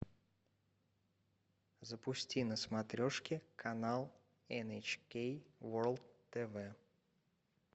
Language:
Russian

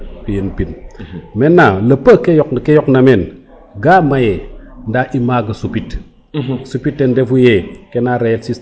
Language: Serer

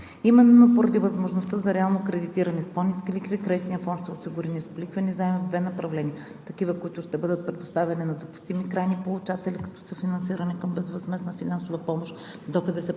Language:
Bulgarian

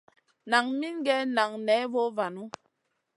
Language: Masana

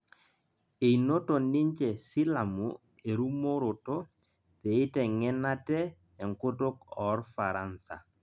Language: Masai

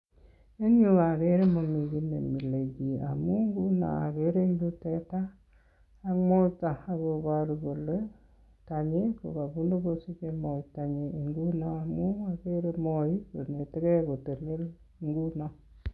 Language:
Kalenjin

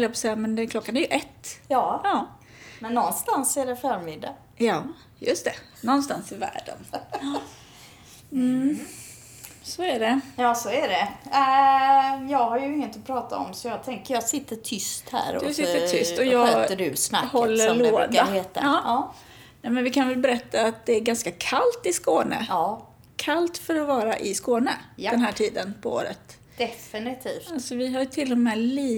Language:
Swedish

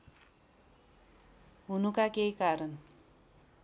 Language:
Nepali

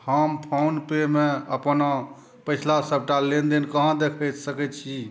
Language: Maithili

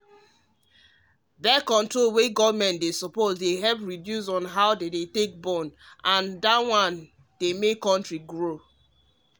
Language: Nigerian Pidgin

